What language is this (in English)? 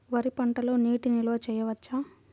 Telugu